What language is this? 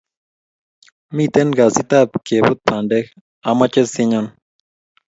Kalenjin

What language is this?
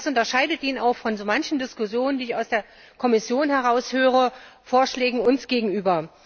German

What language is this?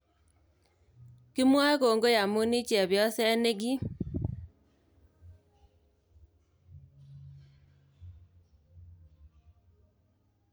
Kalenjin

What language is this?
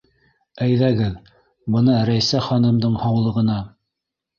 Bashkir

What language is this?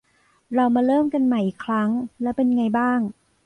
Thai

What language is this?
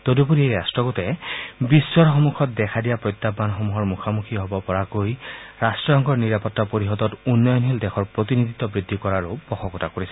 Assamese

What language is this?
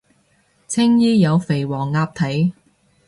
Cantonese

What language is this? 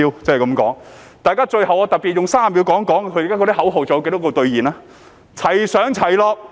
Cantonese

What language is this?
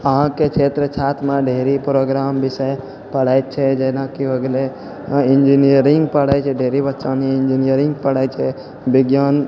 Maithili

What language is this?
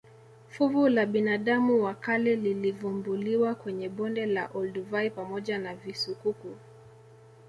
Swahili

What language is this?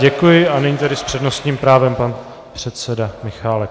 Czech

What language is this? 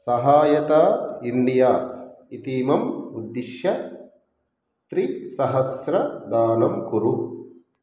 Sanskrit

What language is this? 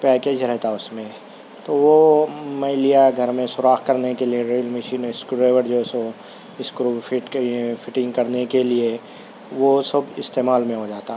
Urdu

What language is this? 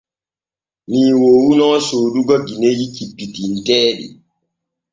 Borgu Fulfulde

